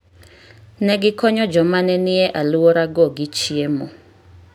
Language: Luo (Kenya and Tanzania)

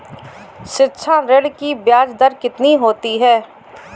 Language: Hindi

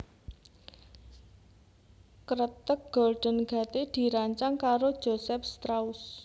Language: Javanese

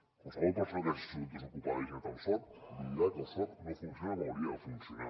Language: Catalan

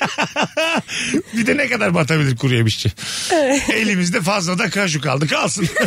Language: Turkish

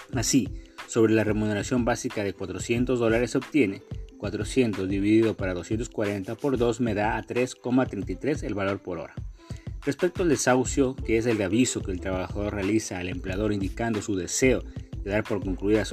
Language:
Spanish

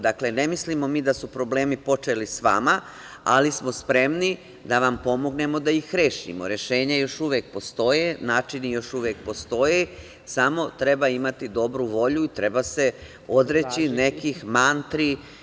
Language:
Serbian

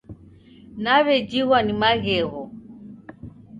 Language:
Taita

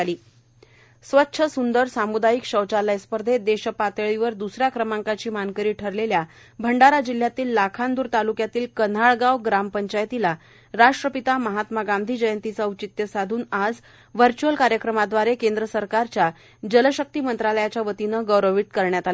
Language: Marathi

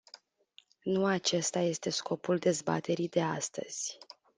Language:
Romanian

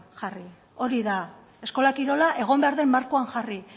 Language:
Basque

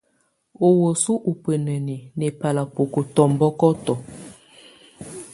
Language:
Tunen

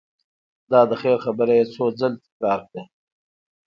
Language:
Pashto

